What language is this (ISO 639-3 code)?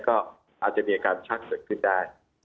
tha